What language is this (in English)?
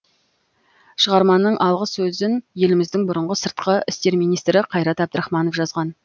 Kazakh